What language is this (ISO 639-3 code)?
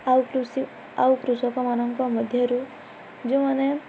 ori